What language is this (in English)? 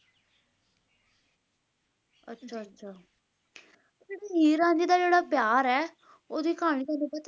Punjabi